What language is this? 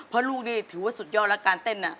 Thai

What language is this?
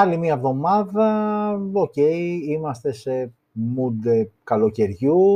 Greek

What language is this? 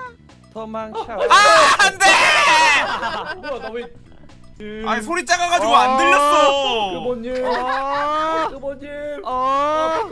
Korean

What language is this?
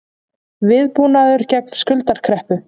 Icelandic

